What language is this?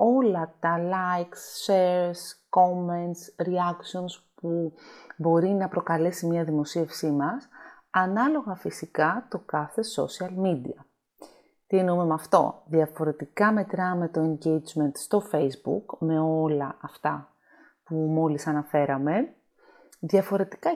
Greek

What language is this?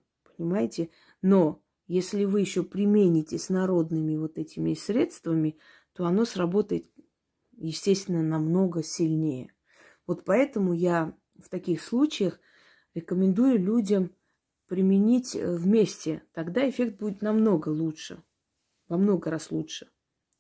Russian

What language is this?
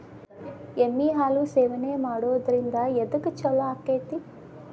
Kannada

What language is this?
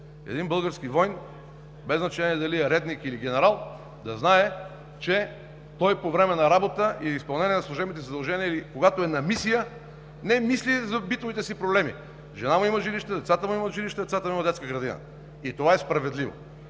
Bulgarian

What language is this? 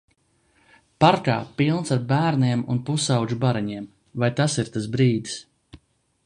Latvian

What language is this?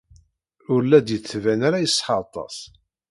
Kabyle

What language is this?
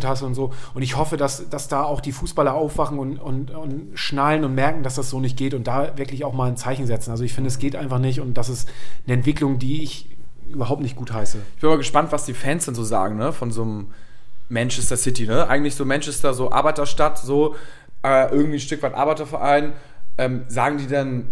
German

